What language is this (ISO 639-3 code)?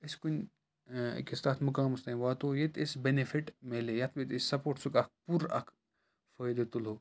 kas